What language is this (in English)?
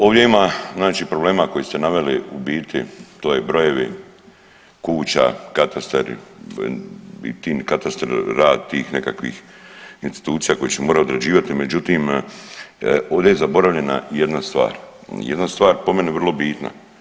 Croatian